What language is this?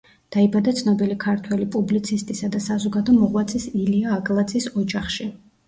Georgian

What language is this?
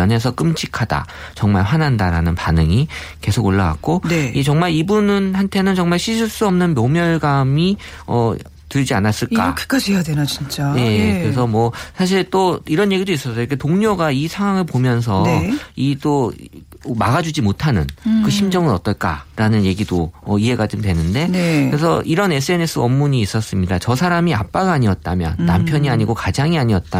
Korean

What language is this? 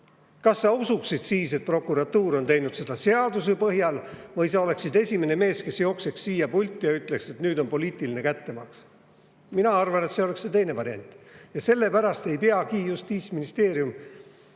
Estonian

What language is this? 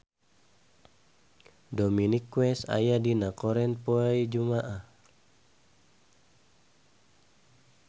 Sundanese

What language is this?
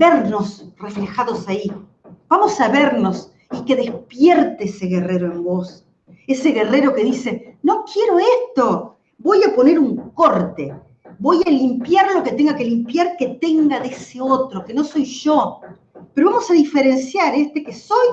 Spanish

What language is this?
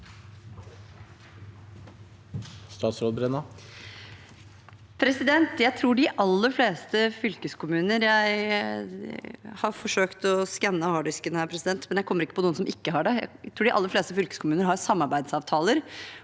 Norwegian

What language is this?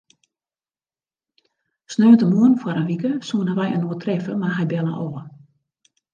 Western Frisian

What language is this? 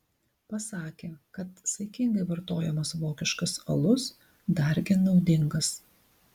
Lithuanian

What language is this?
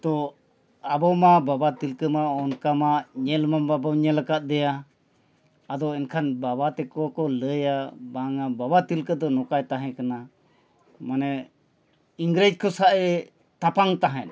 Santali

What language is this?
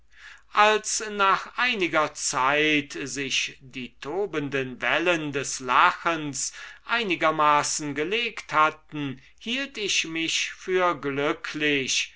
German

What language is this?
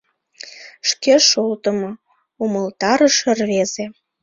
Mari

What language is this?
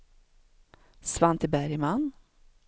Swedish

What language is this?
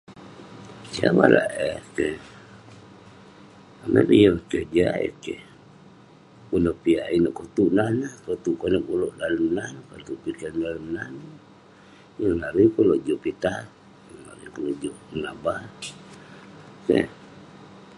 Western Penan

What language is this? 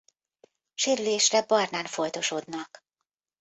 Hungarian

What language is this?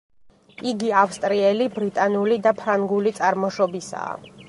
Georgian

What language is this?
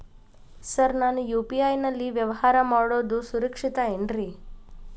Kannada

